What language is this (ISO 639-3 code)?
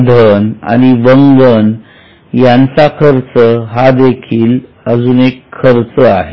mar